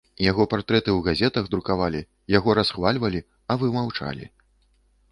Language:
Belarusian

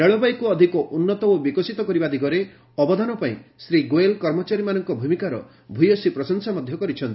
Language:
Odia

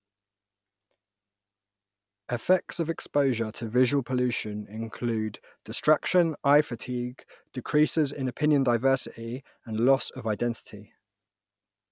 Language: English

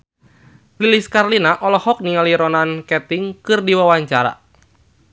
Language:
Sundanese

